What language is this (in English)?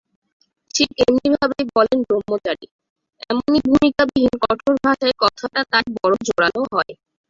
Bangla